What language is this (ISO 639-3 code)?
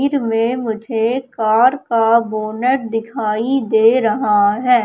hin